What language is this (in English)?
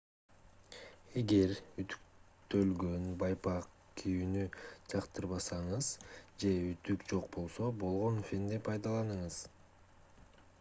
Kyrgyz